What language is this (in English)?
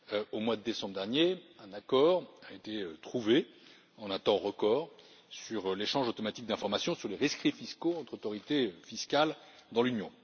French